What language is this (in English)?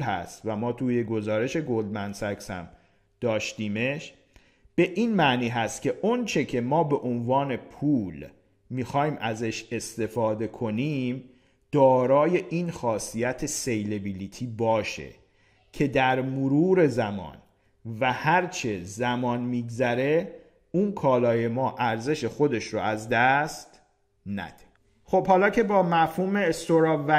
Persian